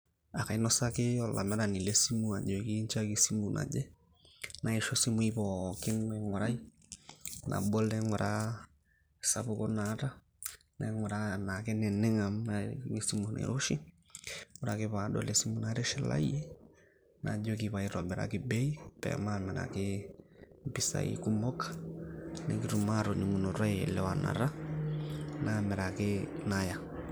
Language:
Masai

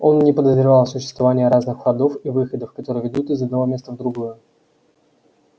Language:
Russian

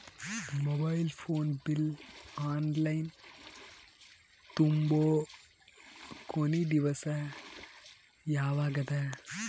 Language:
Kannada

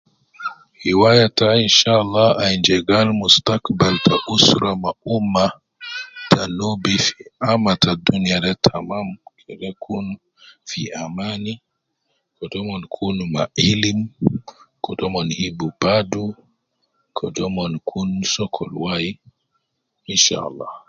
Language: Nubi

